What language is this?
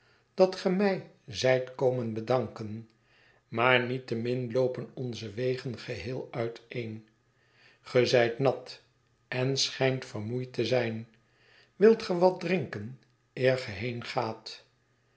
Dutch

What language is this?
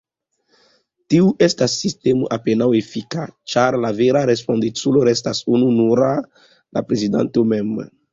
Esperanto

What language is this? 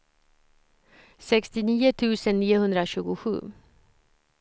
Swedish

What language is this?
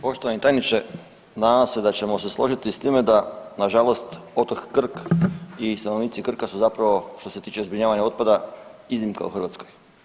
Croatian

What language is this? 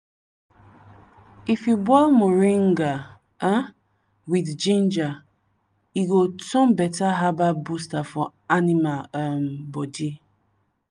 Nigerian Pidgin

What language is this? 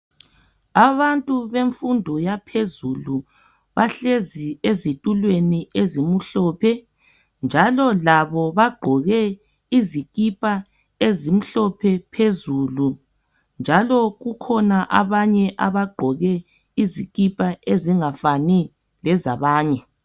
North Ndebele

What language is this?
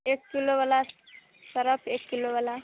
Maithili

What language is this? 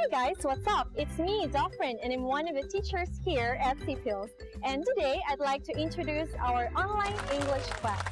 English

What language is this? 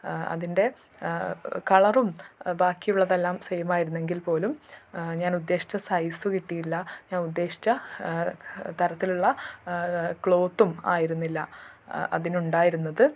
Malayalam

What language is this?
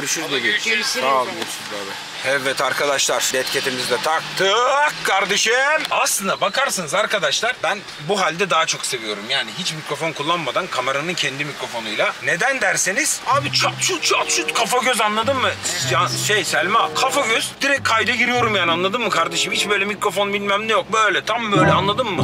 Turkish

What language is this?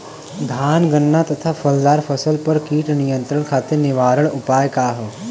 Bhojpuri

